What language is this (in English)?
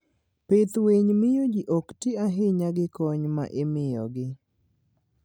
Luo (Kenya and Tanzania)